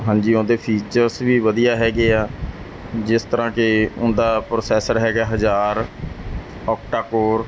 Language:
Punjabi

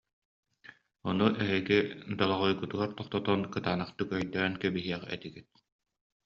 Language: Yakut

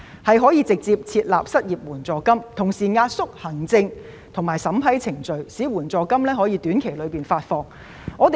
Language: Cantonese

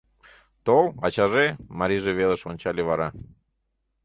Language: Mari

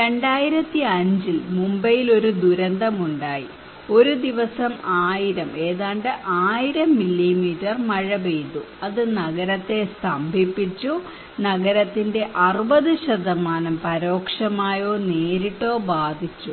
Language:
Malayalam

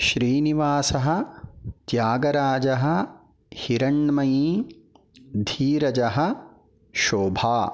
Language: Sanskrit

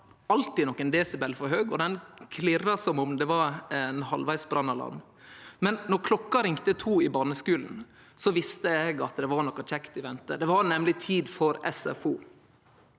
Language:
Norwegian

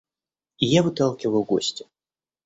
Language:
Russian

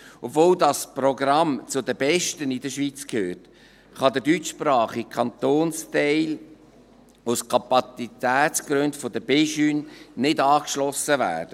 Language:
Swiss German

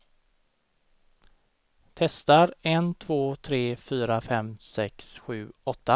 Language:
Swedish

